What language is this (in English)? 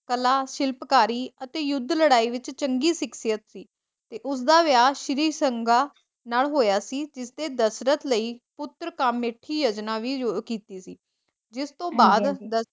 Punjabi